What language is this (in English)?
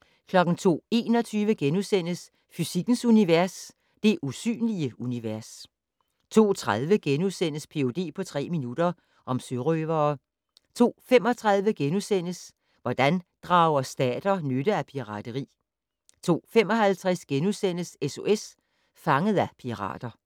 Danish